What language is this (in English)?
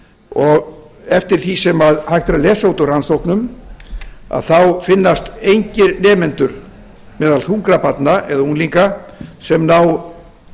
Icelandic